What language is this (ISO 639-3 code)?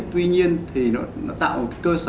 vie